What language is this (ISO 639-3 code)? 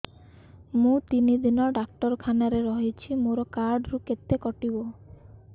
ori